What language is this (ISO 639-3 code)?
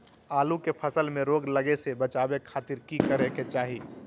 mag